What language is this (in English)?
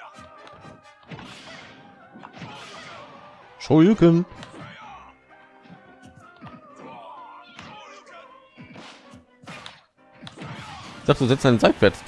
German